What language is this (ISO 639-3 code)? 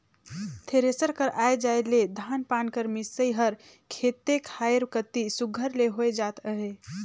hne